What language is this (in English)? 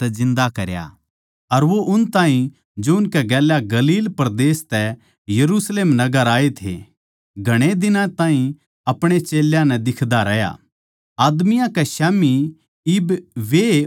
Haryanvi